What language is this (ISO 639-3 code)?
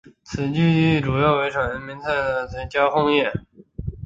zho